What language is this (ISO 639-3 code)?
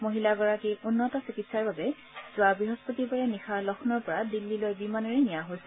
asm